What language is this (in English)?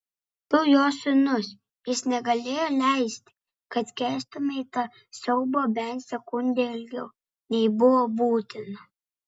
Lithuanian